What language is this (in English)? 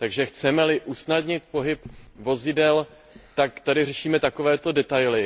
Czech